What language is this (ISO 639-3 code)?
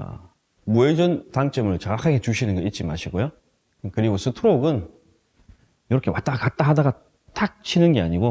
kor